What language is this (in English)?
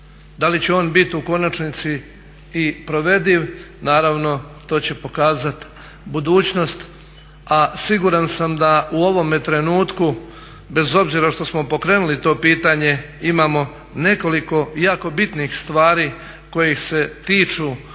Croatian